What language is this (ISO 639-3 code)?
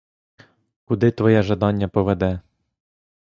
ukr